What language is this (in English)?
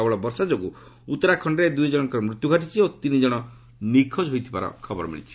Odia